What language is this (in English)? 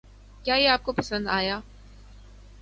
Urdu